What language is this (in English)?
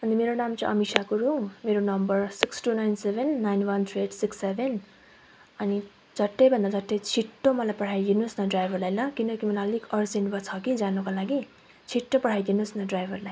Nepali